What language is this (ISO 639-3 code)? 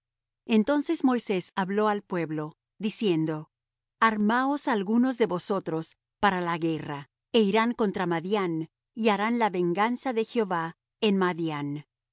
spa